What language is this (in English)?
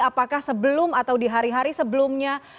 Indonesian